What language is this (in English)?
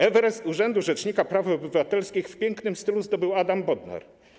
Polish